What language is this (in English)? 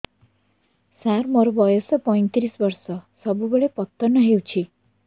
Odia